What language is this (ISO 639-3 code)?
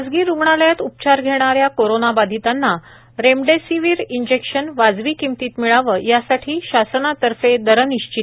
mar